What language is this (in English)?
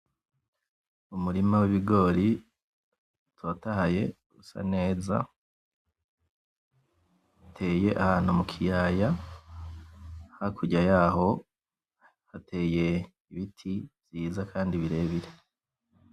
Rundi